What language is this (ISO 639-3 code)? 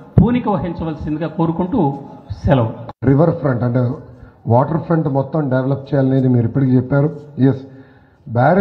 tel